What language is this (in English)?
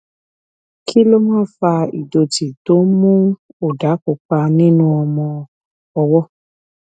Yoruba